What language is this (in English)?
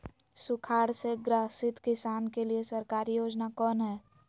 Magahi